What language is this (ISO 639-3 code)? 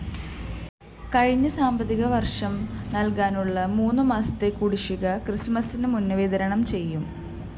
mal